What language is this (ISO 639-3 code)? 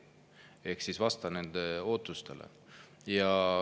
est